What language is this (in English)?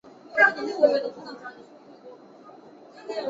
Chinese